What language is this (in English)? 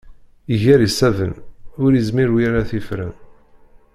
Kabyle